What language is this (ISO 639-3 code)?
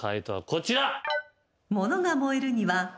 jpn